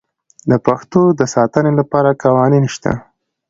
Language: Pashto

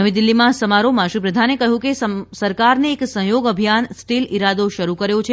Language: Gujarati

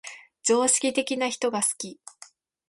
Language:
Japanese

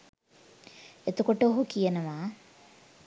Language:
Sinhala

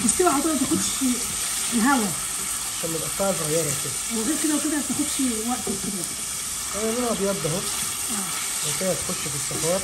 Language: Arabic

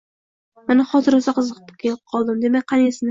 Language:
Uzbek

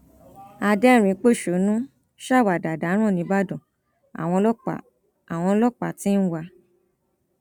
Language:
Yoruba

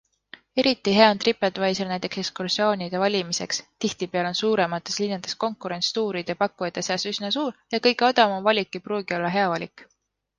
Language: Estonian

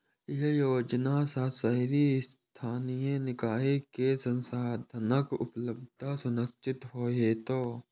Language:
Maithili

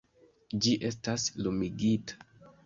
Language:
Esperanto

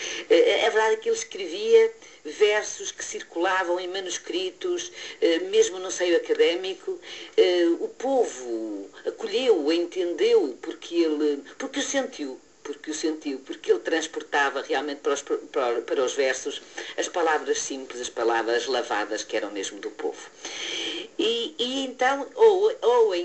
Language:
Portuguese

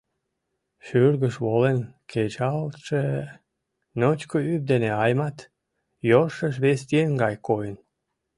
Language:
Mari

